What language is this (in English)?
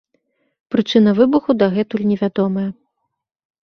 Belarusian